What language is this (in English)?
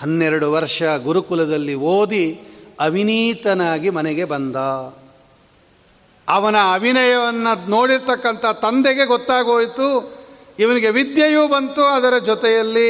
Kannada